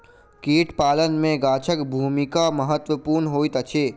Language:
Maithili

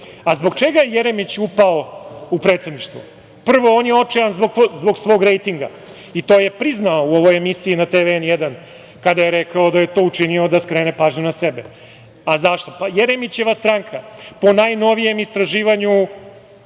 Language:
Serbian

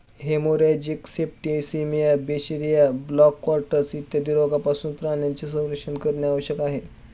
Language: Marathi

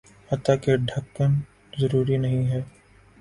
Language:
Urdu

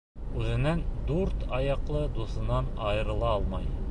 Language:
Bashkir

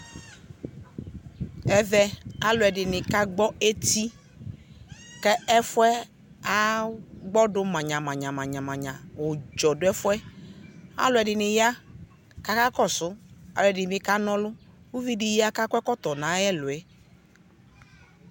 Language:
Ikposo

